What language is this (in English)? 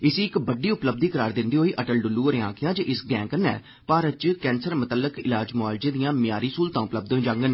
Dogri